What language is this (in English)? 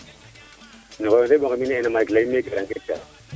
Serer